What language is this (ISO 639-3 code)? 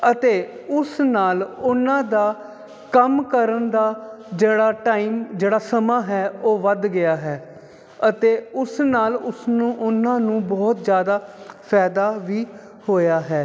pan